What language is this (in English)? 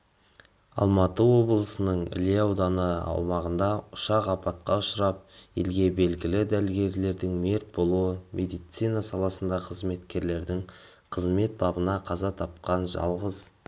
Kazakh